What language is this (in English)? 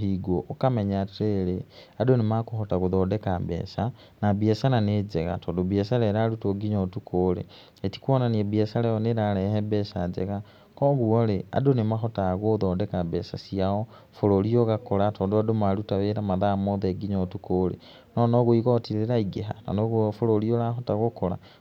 Kikuyu